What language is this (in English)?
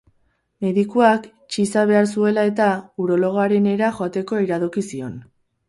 Basque